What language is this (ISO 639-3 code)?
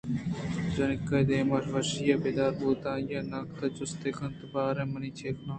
bgp